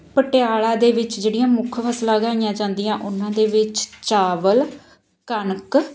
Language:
Punjabi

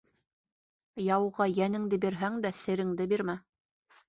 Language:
Bashkir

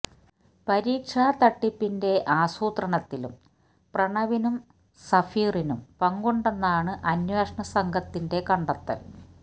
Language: Malayalam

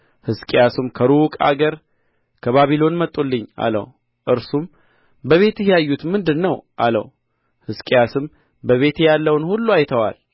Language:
Amharic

